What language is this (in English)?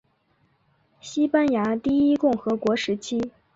Chinese